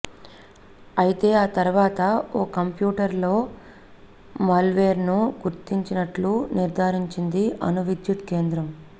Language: Telugu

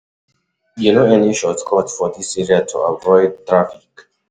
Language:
Nigerian Pidgin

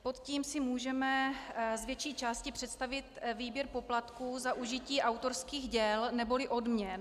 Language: Czech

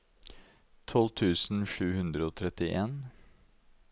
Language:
Norwegian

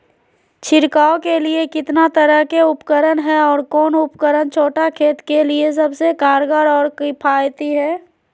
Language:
Magahi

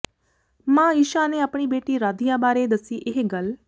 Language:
Punjabi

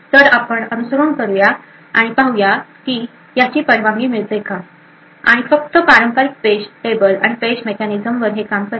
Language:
Marathi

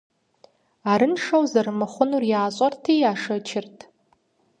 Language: Kabardian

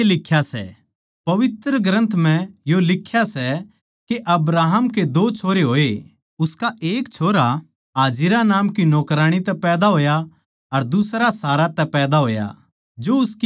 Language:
Haryanvi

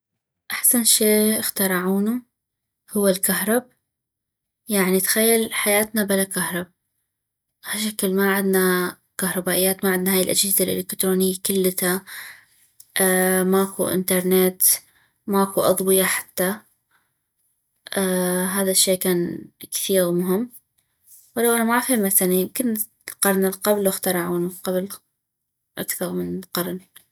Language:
North Mesopotamian Arabic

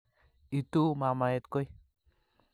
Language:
Kalenjin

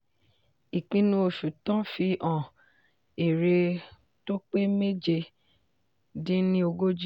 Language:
Yoruba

